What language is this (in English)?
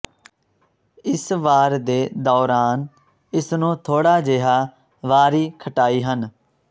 Punjabi